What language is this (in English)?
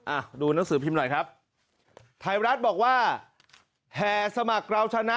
Thai